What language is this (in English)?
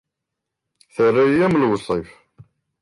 Kabyle